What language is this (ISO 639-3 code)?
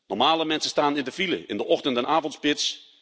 nld